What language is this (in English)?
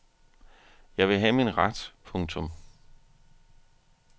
Danish